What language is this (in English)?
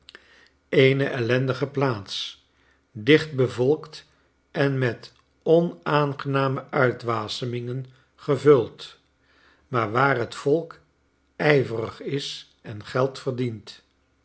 Dutch